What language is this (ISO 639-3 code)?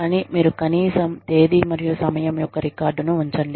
tel